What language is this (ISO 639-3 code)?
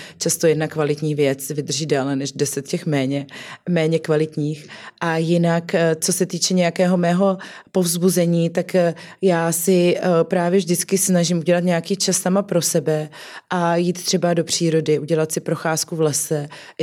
ces